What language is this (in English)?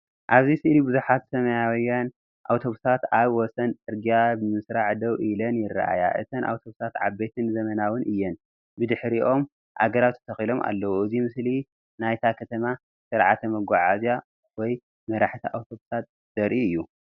Tigrinya